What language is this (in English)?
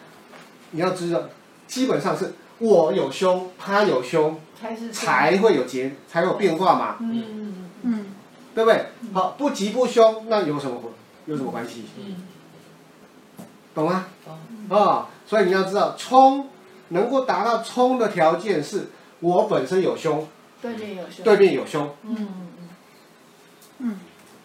Chinese